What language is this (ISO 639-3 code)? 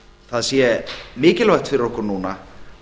isl